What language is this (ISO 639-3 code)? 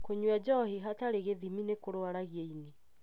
kik